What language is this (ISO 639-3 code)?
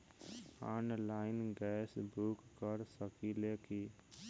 bho